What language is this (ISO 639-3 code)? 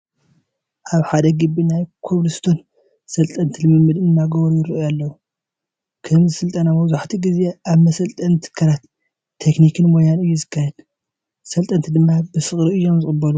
tir